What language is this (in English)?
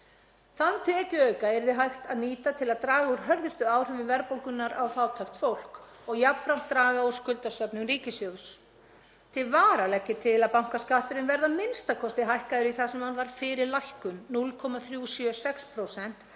Icelandic